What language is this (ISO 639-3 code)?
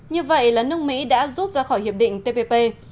vie